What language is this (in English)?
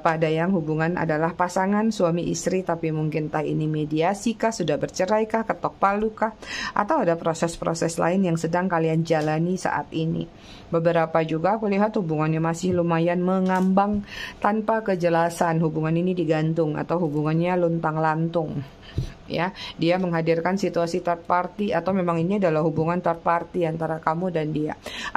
Indonesian